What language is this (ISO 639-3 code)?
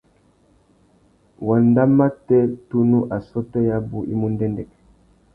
bag